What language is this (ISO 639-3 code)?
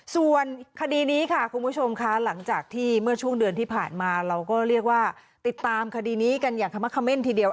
tha